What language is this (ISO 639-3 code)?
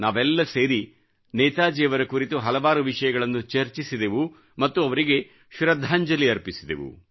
kan